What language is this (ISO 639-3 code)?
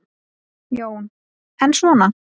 isl